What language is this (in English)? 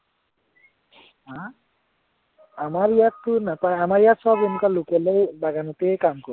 Assamese